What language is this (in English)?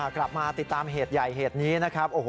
Thai